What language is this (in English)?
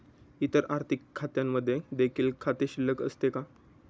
Marathi